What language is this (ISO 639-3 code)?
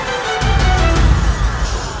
ind